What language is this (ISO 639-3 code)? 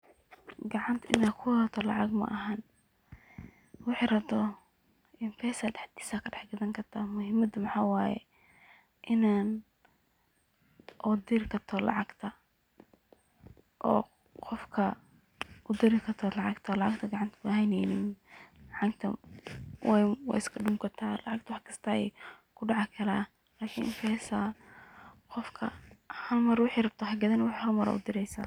som